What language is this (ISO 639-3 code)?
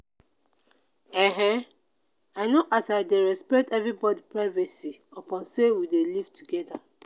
pcm